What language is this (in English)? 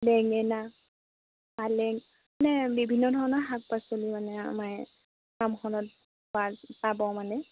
Assamese